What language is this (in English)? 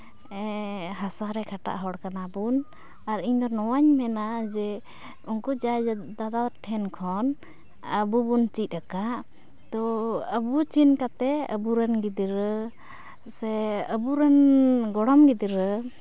Santali